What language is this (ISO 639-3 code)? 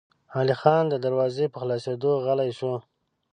pus